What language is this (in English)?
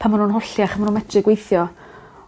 Welsh